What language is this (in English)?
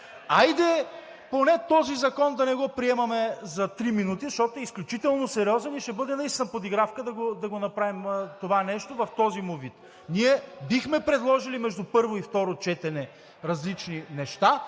Bulgarian